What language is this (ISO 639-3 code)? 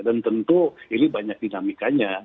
ind